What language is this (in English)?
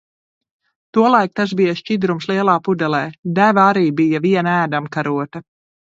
Latvian